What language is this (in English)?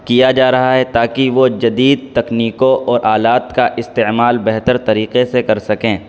Urdu